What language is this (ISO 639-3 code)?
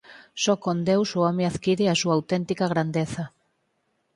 glg